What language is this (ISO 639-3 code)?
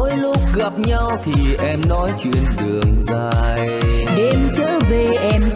vie